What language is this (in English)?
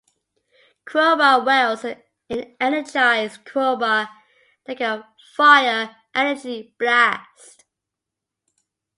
English